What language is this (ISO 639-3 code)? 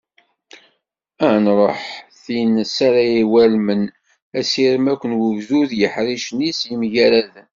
kab